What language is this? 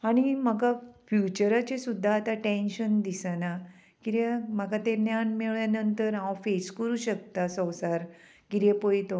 Konkani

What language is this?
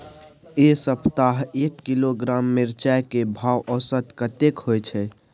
Maithili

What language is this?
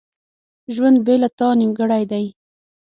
Pashto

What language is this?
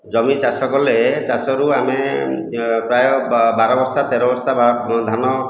Odia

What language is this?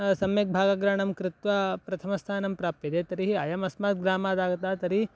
Sanskrit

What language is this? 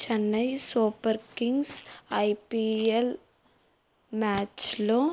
Telugu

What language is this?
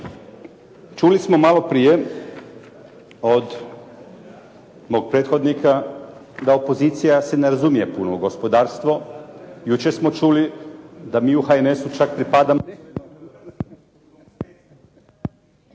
Croatian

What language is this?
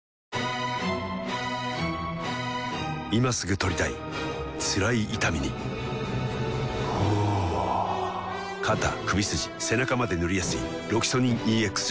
Japanese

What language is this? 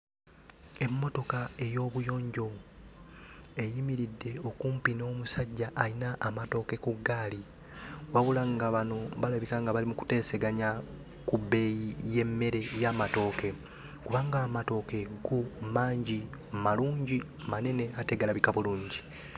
Ganda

